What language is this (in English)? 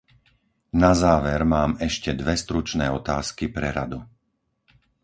Slovak